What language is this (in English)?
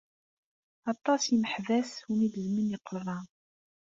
Kabyle